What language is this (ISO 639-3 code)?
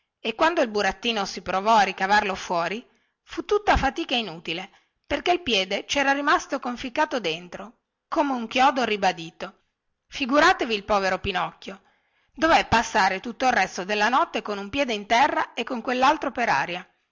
ita